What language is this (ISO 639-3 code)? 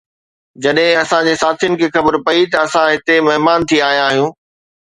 snd